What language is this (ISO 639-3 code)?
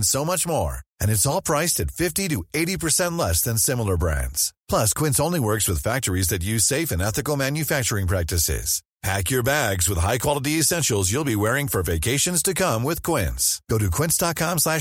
fas